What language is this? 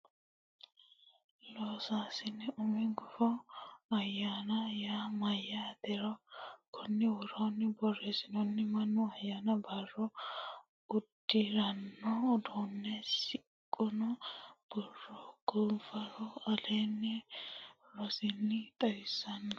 Sidamo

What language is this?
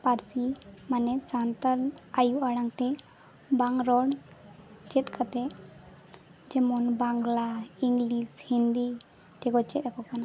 Santali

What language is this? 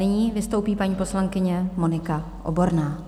Czech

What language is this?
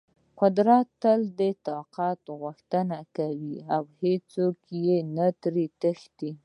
Pashto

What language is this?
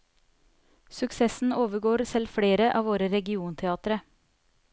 Norwegian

